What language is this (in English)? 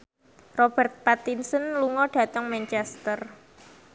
Javanese